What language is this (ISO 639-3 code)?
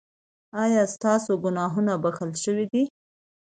pus